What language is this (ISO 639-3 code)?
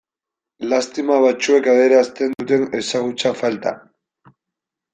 eus